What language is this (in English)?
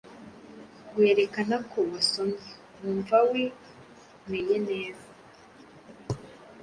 Kinyarwanda